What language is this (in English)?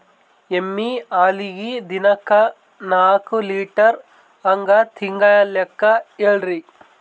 Kannada